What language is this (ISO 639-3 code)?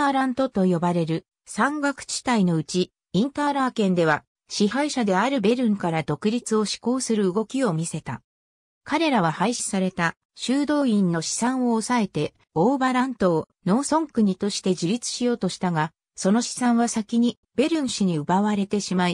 jpn